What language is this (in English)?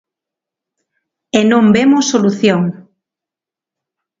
Galician